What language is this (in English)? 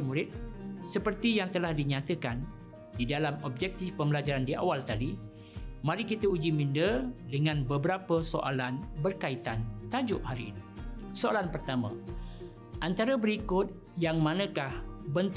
Malay